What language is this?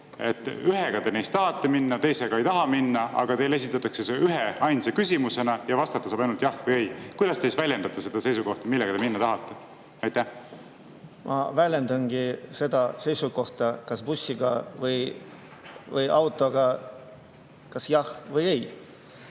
Estonian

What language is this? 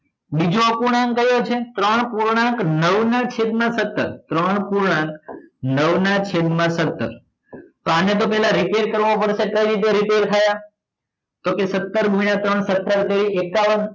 Gujarati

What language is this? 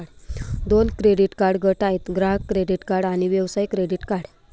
Marathi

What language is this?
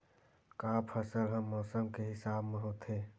Chhattisgarhi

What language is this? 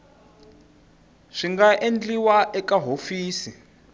Tsonga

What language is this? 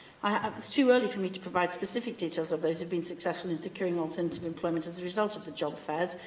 English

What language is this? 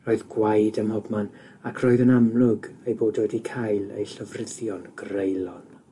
Welsh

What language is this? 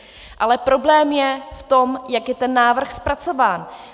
Czech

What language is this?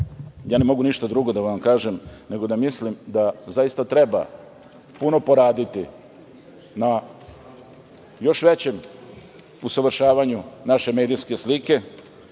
Serbian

